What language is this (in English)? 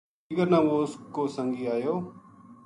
Gujari